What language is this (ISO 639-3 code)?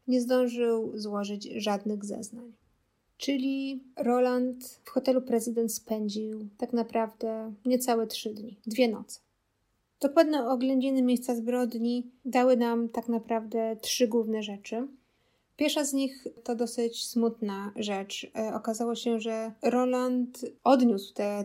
pol